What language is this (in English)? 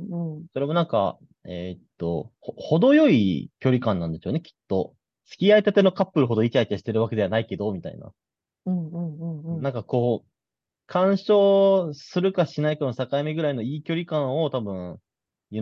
Japanese